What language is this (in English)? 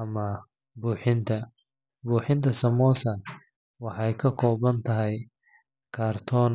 Somali